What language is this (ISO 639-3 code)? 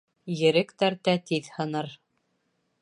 bak